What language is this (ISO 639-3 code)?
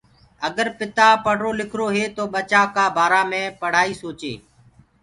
ggg